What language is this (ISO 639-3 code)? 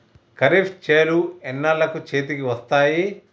tel